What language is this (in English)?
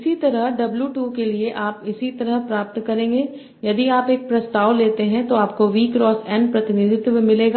Hindi